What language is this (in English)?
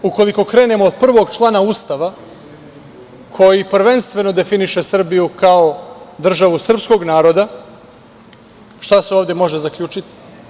Serbian